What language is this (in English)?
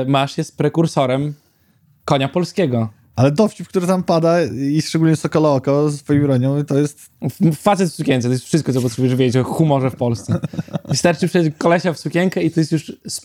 Polish